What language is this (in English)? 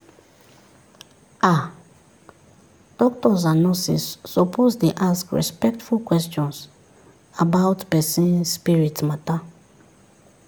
Nigerian Pidgin